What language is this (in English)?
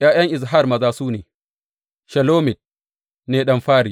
Hausa